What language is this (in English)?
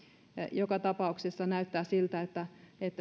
Finnish